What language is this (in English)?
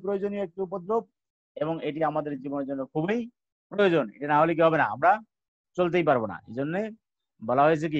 Hindi